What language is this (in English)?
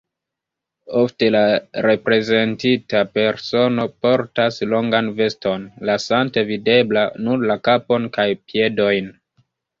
Esperanto